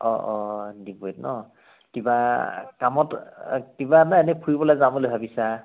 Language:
Assamese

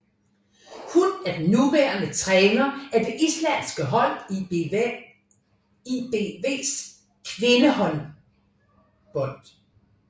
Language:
Danish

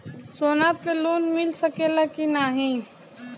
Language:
Bhojpuri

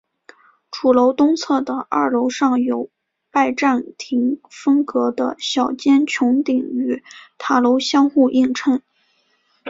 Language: Chinese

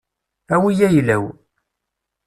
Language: Kabyle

